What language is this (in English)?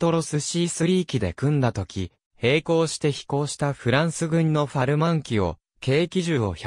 Japanese